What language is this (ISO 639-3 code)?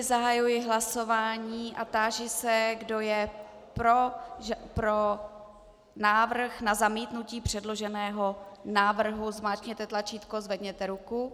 ces